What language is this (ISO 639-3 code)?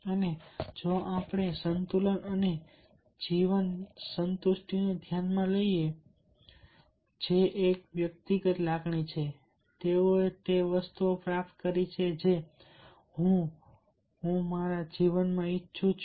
guj